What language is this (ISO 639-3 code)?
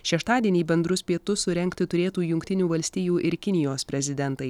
lit